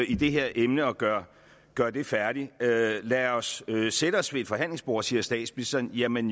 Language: Danish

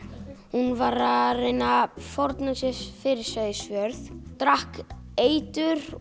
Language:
Icelandic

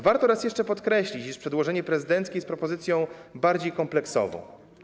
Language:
Polish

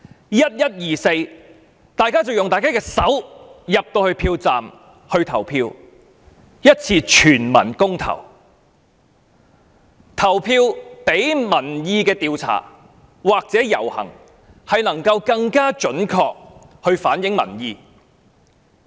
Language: Cantonese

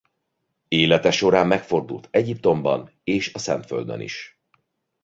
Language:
Hungarian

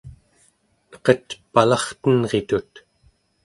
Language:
Central Yupik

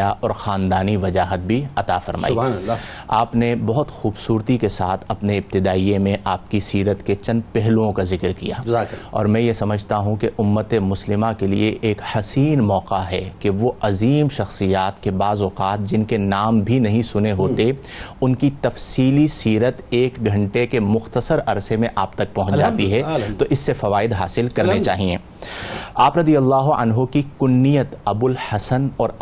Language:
Urdu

